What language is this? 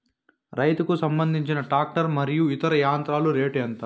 Telugu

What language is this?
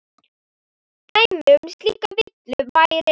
Icelandic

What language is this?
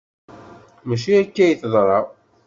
Kabyle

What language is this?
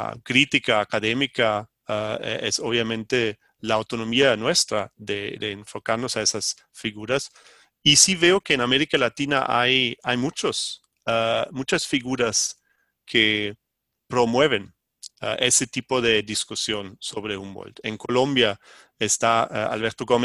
Spanish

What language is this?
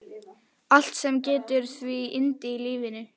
Icelandic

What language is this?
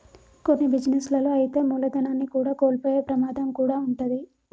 Telugu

